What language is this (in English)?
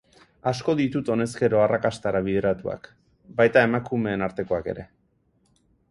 Basque